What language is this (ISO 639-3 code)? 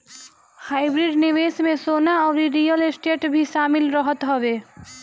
bho